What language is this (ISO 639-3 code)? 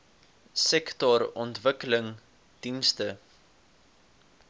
afr